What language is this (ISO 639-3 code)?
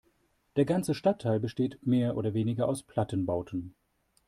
deu